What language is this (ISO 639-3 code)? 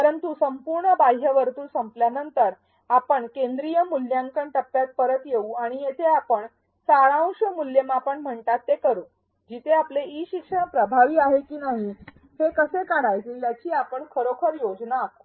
mar